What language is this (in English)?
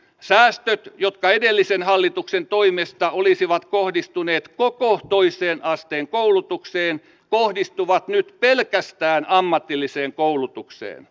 Finnish